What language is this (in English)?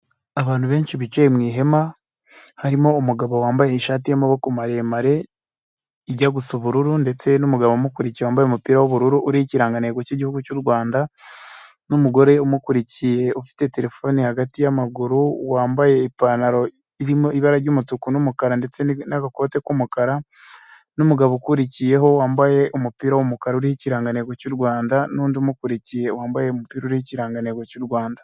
Kinyarwanda